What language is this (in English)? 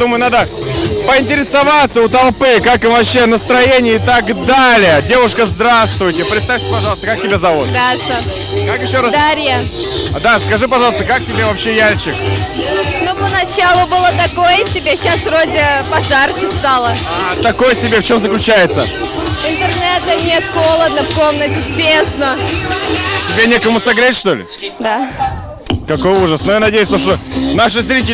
Russian